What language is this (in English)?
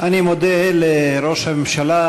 Hebrew